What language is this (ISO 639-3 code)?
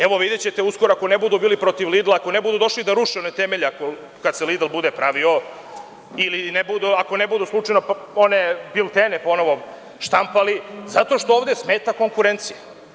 srp